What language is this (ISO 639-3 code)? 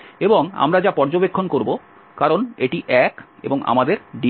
ben